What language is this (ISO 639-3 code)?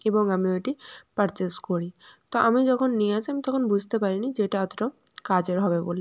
ben